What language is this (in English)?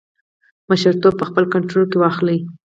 Pashto